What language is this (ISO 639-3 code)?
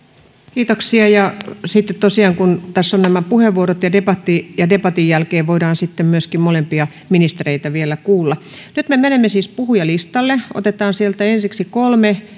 fin